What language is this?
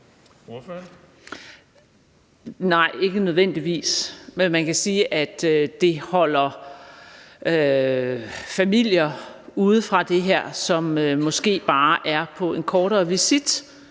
Danish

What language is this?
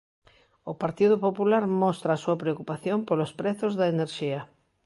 Galician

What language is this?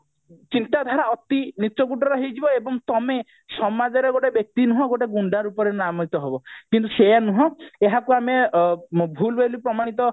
Odia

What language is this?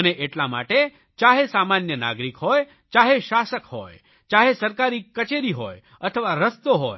Gujarati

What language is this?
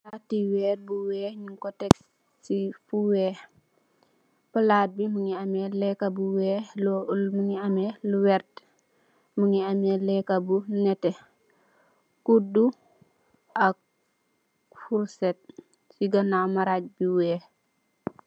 Wolof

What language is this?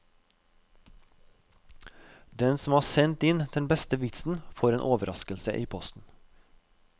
Norwegian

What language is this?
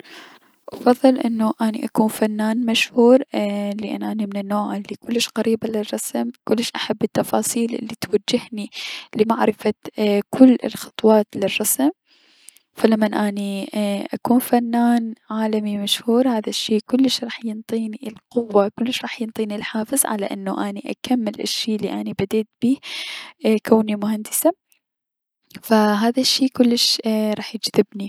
Mesopotamian Arabic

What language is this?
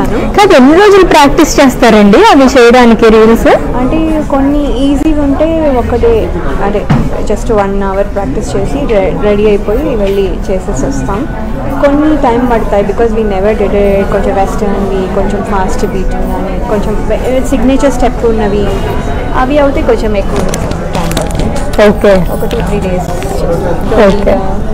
Telugu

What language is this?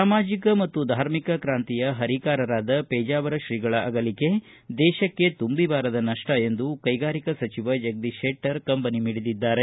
Kannada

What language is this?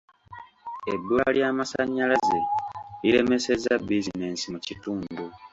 Ganda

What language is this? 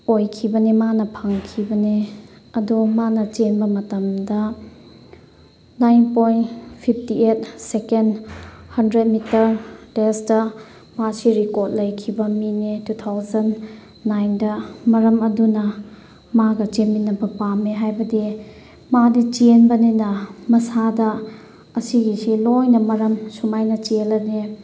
Manipuri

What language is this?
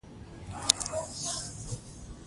Pashto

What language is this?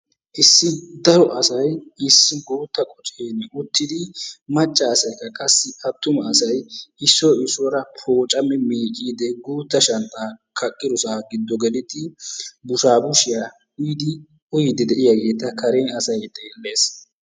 Wolaytta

